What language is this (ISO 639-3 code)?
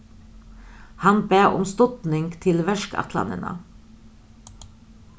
fao